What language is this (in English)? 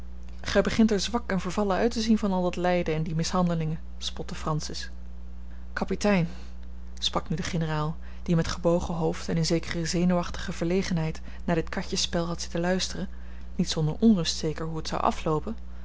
Dutch